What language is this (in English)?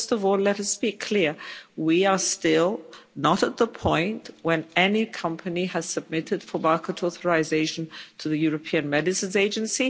English